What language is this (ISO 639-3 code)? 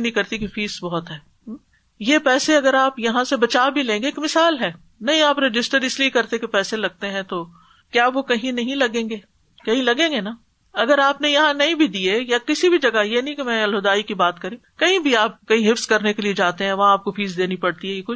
urd